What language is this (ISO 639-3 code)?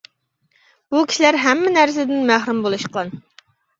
uig